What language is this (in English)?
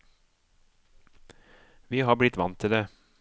Norwegian